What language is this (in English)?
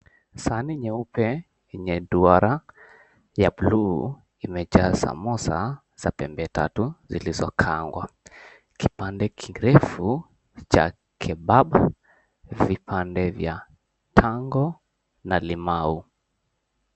Swahili